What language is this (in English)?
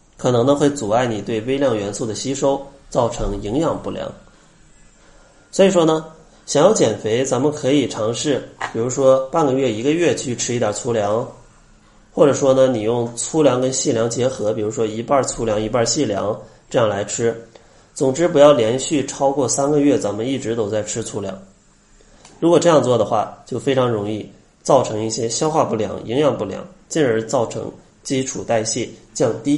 Chinese